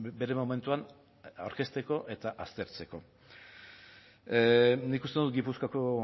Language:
Basque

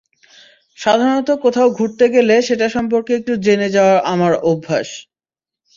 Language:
Bangla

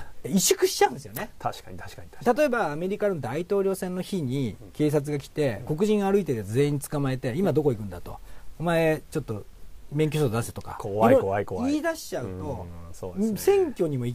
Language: Japanese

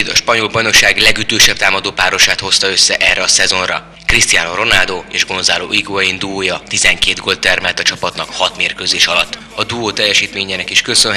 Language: Hungarian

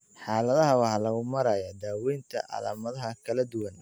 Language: Somali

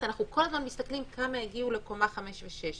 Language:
Hebrew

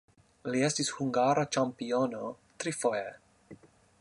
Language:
Esperanto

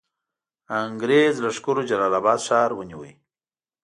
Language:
Pashto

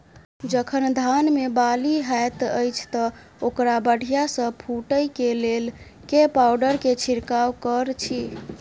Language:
Maithili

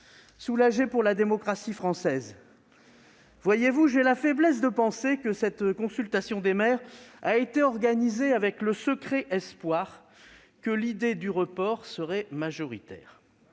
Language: French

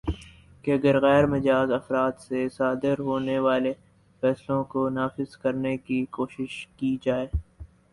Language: Urdu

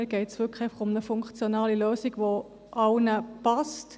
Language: Swiss German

